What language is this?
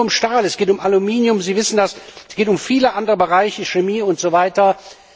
German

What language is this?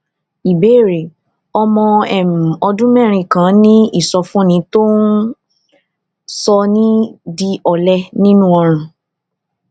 Yoruba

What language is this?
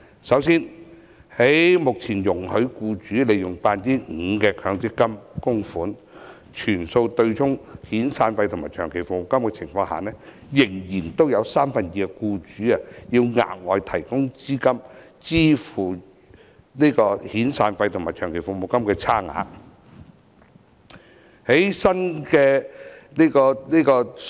Cantonese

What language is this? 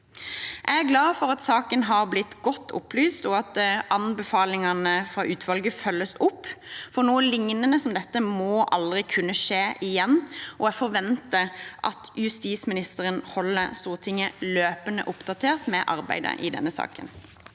Norwegian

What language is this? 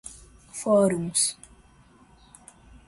Portuguese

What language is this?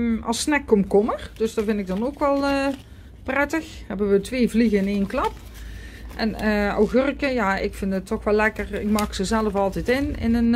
Dutch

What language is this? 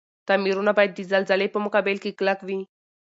Pashto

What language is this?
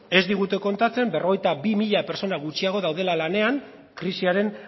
Basque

